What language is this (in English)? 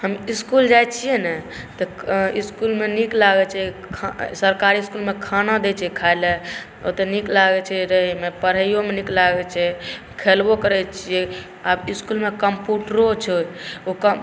Maithili